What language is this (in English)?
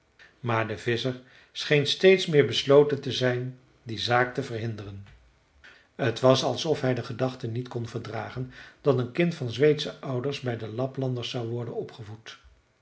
Dutch